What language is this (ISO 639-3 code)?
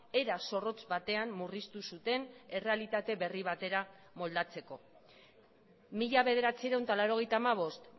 eus